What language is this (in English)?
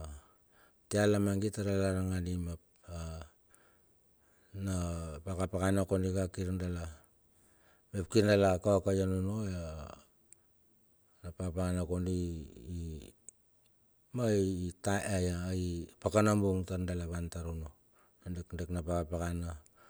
Bilur